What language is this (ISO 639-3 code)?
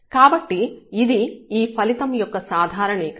tel